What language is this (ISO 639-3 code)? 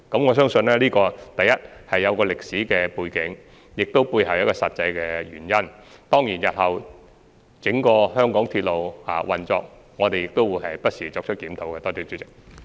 yue